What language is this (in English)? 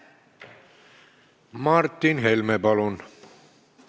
Estonian